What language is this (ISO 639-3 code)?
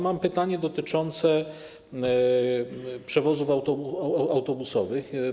pol